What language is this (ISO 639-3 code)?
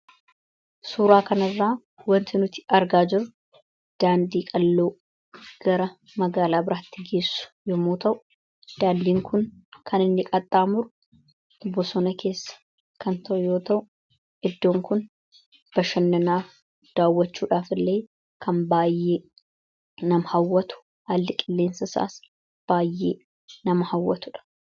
orm